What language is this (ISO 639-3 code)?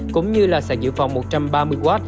vie